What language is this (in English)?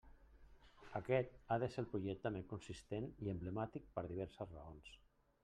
Catalan